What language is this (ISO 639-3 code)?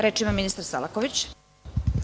srp